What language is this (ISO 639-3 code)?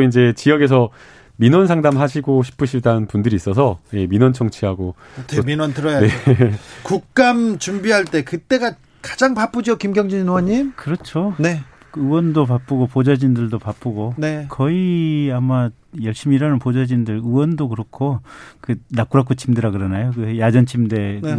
kor